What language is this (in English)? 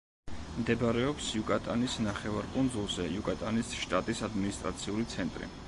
Georgian